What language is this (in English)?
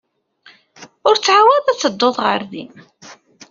Kabyle